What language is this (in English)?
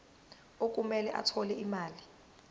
Zulu